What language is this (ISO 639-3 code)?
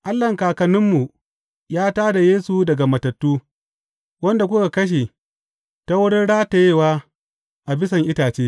hau